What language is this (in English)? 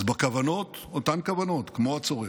Hebrew